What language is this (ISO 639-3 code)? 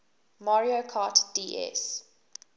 eng